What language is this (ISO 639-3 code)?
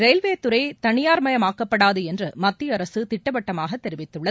tam